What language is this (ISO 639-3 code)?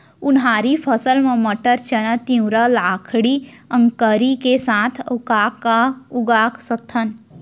hne